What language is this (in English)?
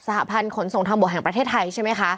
Thai